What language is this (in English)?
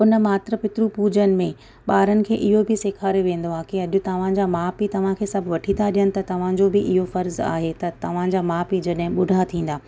Sindhi